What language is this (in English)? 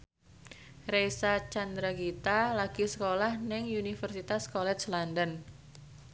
Javanese